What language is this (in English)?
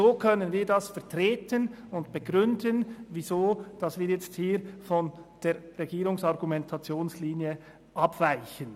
Swiss German